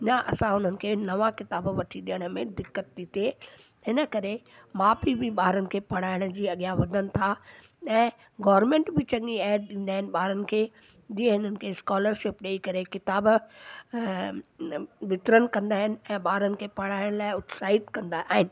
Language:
Sindhi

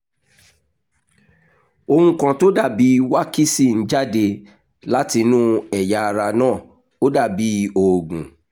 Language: Yoruba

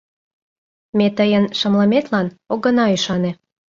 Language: Mari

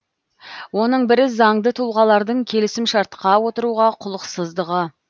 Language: Kazakh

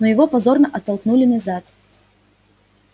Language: Russian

